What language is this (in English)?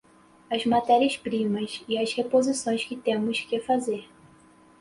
Portuguese